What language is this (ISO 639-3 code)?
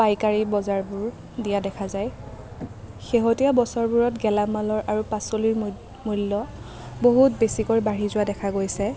asm